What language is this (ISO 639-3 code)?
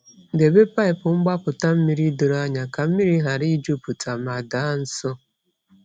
ibo